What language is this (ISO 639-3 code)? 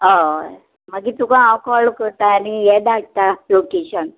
kok